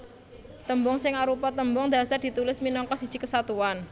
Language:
Javanese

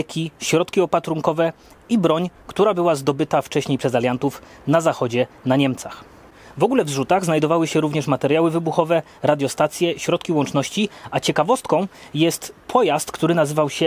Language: Polish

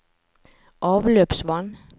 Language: Norwegian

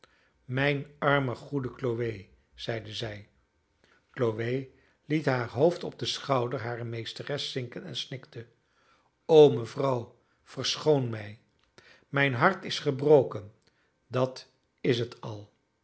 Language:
Dutch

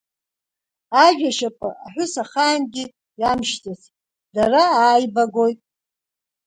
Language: Abkhazian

